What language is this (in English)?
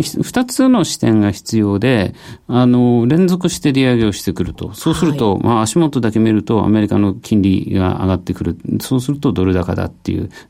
Japanese